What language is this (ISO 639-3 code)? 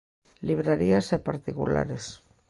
glg